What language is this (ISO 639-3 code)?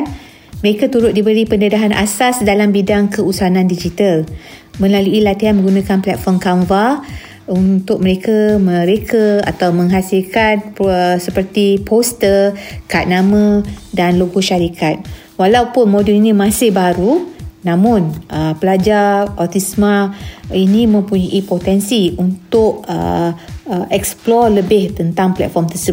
msa